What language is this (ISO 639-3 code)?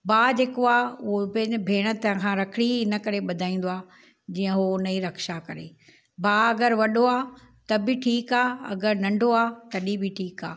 snd